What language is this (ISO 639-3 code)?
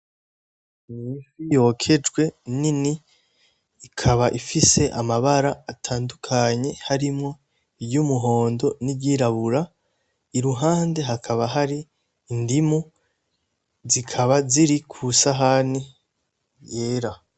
run